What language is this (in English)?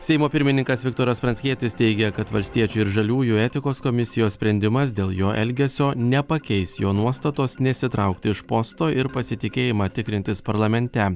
Lithuanian